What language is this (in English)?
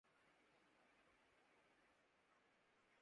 Urdu